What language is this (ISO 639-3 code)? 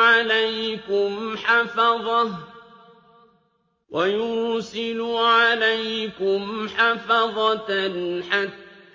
ara